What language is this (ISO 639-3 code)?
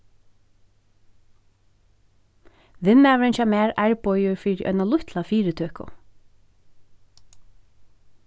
fao